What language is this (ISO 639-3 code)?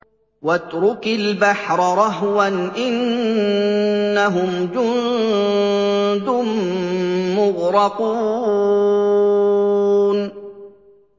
ara